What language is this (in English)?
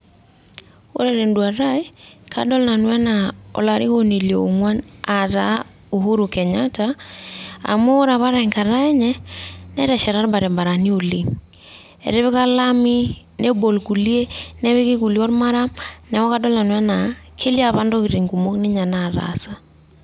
Masai